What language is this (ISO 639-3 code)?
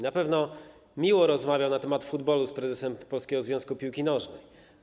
pol